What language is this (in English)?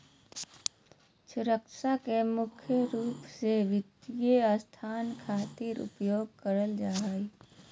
Magahi